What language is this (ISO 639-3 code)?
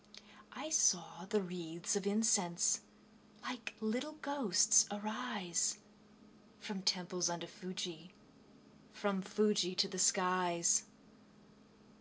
eng